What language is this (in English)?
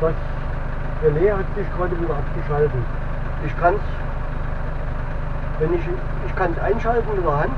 German